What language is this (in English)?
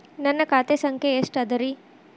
Kannada